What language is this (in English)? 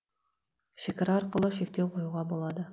Kazakh